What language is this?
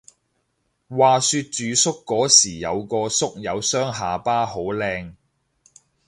Cantonese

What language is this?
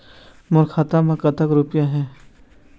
Chhattisgarhi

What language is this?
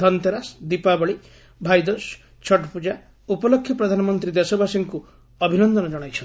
Odia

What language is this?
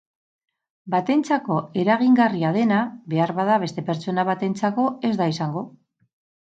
Basque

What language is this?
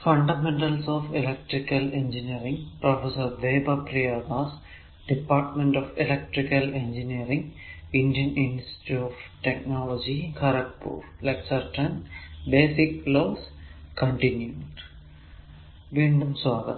Malayalam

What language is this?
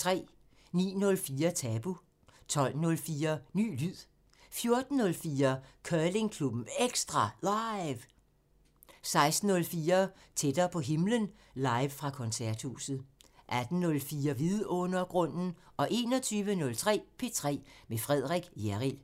Danish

